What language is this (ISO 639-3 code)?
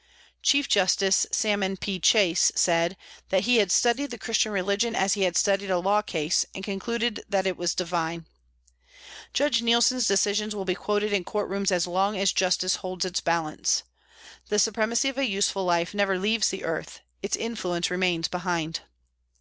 eng